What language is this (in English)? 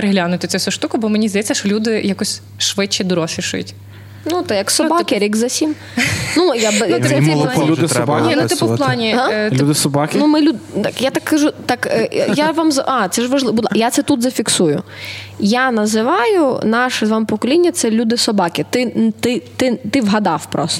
Ukrainian